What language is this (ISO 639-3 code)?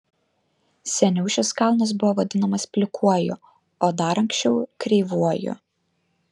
lit